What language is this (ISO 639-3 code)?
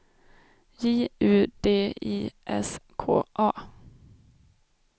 swe